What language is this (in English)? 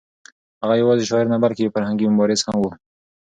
Pashto